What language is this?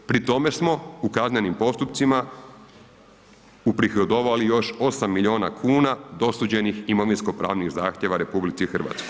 Croatian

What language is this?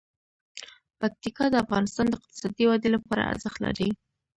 Pashto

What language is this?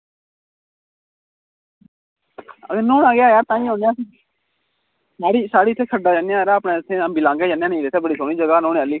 Dogri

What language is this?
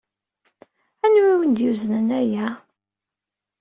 Kabyle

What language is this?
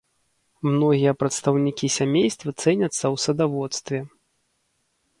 Belarusian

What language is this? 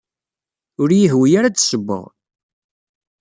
Kabyle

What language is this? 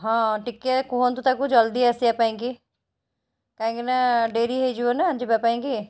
Odia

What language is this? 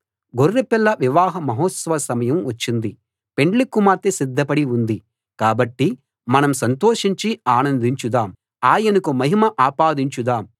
Telugu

